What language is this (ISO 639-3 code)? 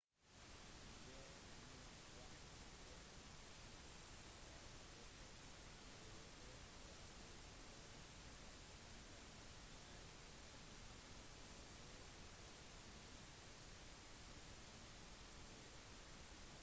nob